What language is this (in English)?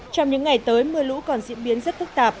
Vietnamese